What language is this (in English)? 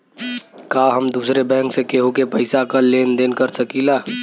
Bhojpuri